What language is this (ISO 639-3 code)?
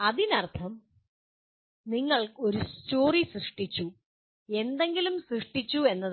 mal